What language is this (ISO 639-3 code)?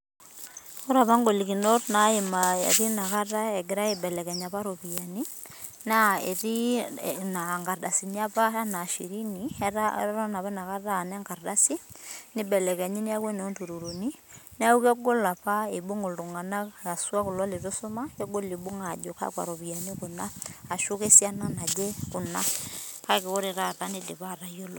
mas